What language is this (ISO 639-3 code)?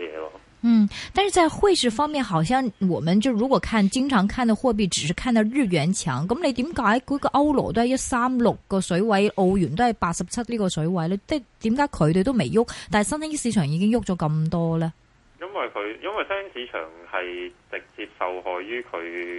zho